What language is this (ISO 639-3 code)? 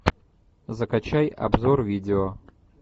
rus